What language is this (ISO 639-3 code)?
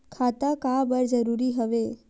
hne